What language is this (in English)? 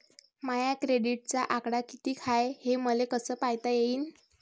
Marathi